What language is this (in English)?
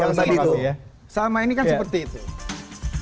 Indonesian